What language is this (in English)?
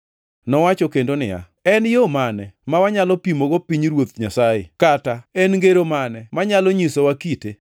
Luo (Kenya and Tanzania)